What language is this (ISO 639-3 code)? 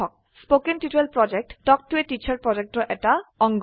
asm